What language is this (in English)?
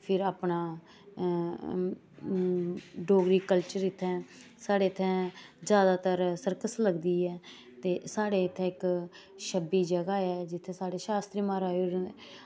Dogri